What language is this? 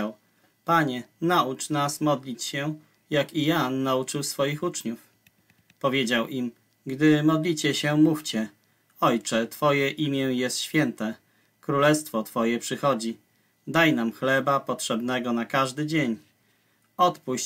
Polish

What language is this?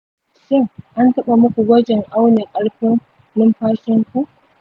Hausa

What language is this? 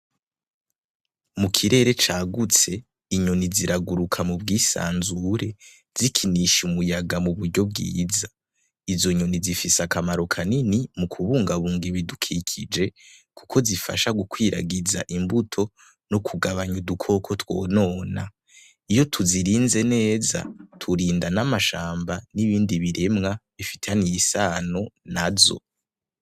Rundi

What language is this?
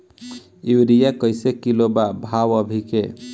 Bhojpuri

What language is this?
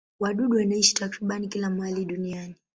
Swahili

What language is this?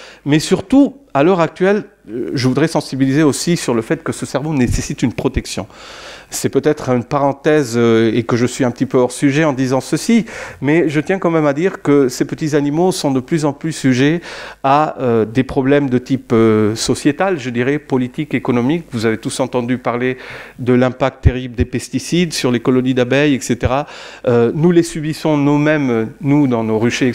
French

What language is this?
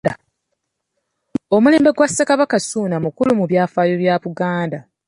Ganda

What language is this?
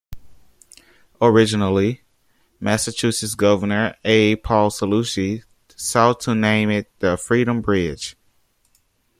English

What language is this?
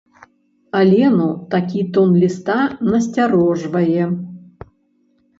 Belarusian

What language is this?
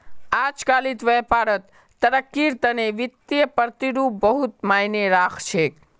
Magahi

